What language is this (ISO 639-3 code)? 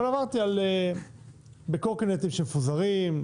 heb